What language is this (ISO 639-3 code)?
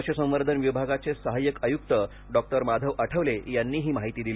mar